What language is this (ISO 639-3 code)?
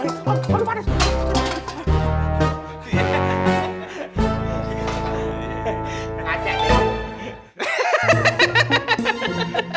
ind